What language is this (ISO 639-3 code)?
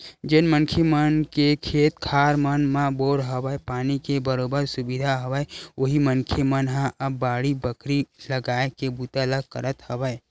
hne